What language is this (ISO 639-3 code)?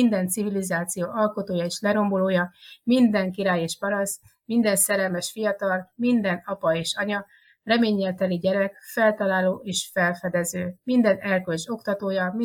hun